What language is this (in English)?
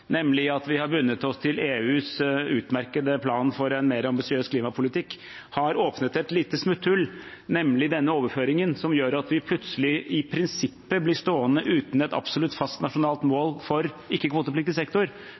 Norwegian Bokmål